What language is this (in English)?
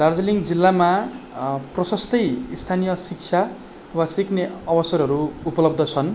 Nepali